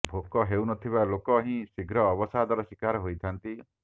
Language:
Odia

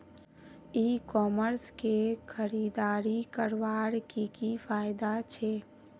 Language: Magahi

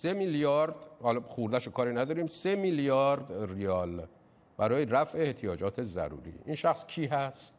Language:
Persian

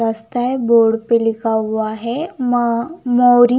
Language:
Hindi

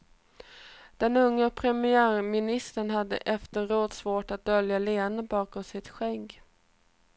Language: Swedish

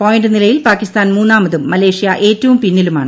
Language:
Malayalam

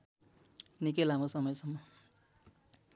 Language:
Nepali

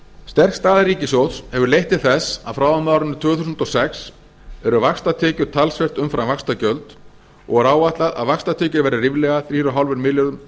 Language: Icelandic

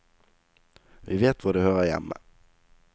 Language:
Norwegian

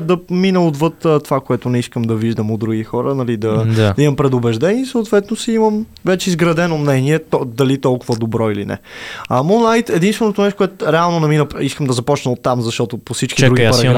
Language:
Bulgarian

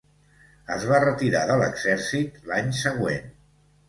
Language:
Catalan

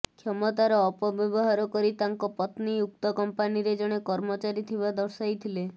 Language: Odia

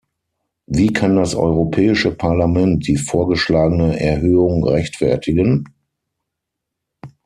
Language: German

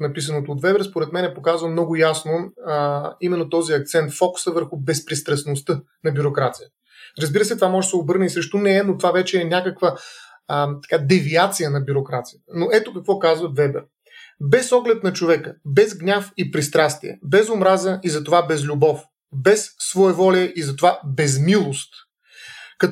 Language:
Bulgarian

